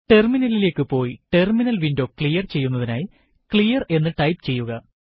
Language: Malayalam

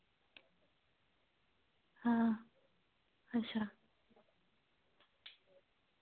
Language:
Dogri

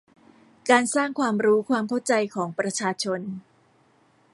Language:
Thai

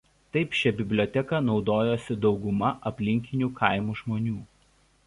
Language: Lithuanian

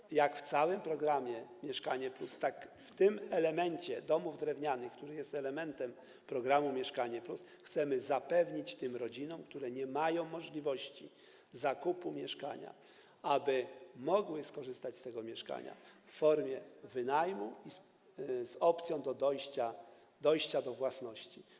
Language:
Polish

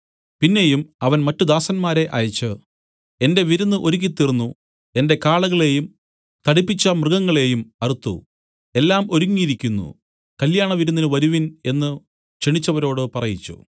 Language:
Malayalam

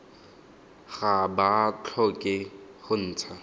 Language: Tswana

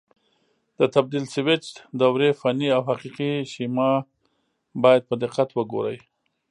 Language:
Pashto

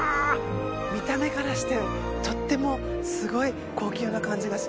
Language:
Japanese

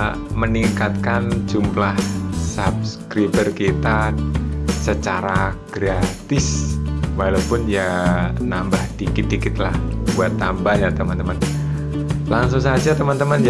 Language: Indonesian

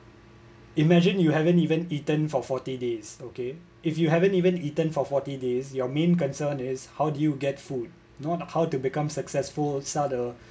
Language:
English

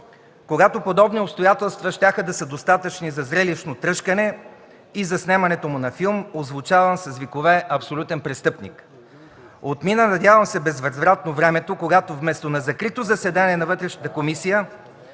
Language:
Bulgarian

